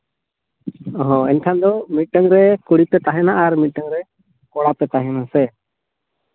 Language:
Santali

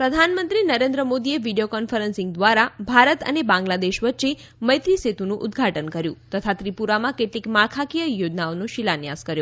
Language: Gujarati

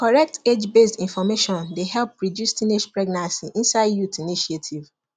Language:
Nigerian Pidgin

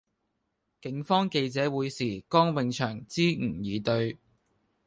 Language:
Cantonese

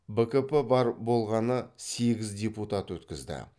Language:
Kazakh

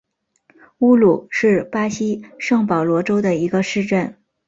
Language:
Chinese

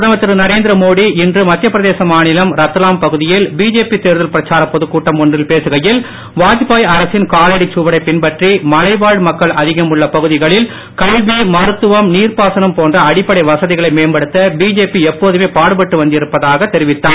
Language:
Tamil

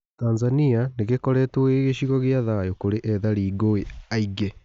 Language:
Kikuyu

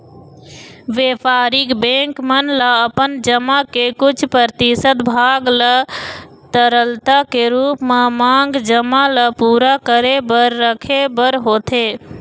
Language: Chhattisgarhi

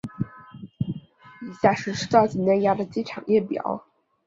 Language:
Chinese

